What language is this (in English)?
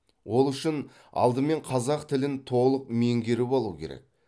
Kazakh